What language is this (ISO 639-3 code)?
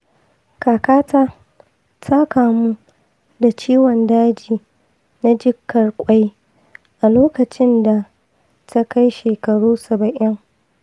hau